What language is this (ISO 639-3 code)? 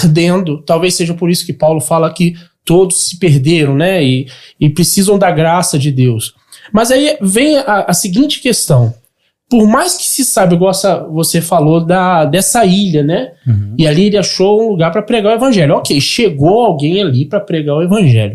por